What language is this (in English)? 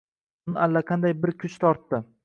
Uzbek